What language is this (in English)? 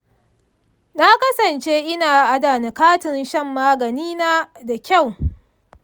Hausa